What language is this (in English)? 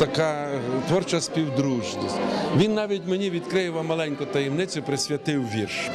Ukrainian